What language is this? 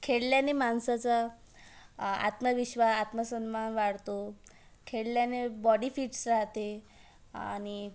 Marathi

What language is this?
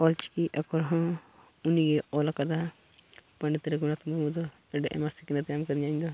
Santali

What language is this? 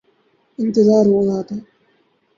Urdu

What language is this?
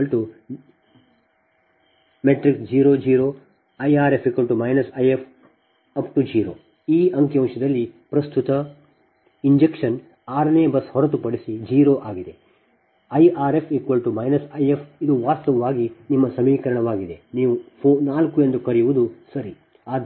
Kannada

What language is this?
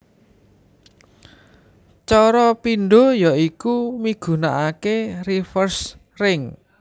Javanese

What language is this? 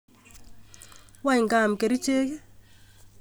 Kalenjin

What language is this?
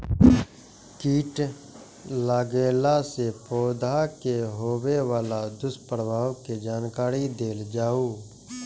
Maithili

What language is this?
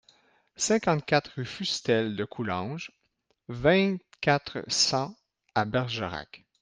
French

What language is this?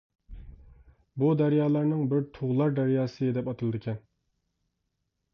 Uyghur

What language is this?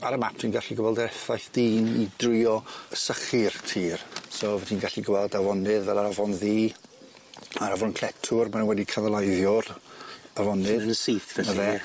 Welsh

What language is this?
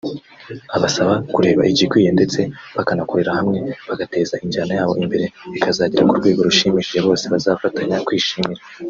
Kinyarwanda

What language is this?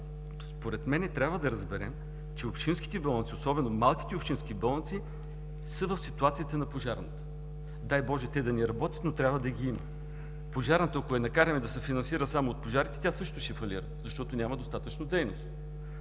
Bulgarian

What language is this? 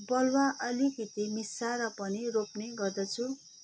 Nepali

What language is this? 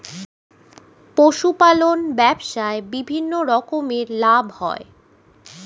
Bangla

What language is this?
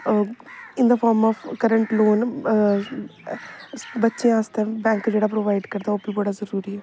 Dogri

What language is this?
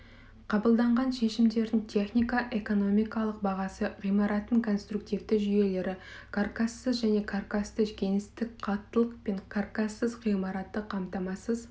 Kazakh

